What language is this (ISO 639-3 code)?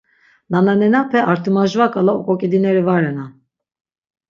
lzz